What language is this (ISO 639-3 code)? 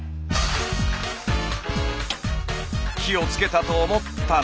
jpn